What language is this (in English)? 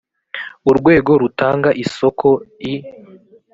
Kinyarwanda